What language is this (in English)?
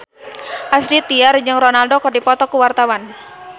Sundanese